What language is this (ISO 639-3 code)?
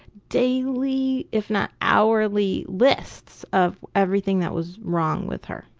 eng